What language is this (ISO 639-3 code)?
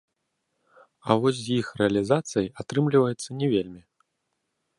bel